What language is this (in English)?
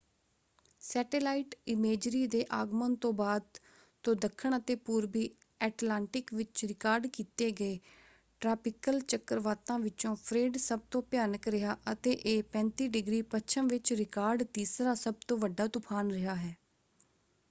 Punjabi